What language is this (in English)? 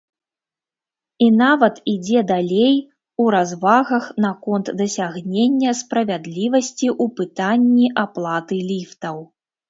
Belarusian